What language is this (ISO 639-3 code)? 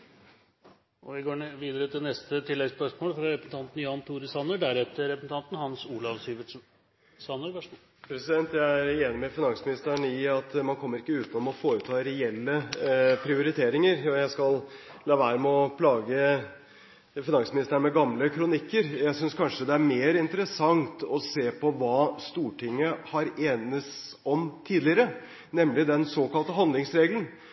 nor